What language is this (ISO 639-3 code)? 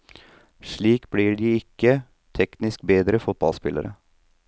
nor